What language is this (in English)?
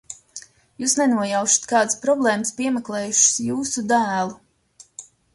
Latvian